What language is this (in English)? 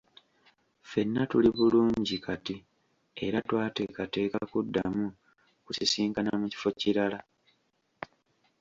Ganda